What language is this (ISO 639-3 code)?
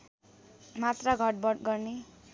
nep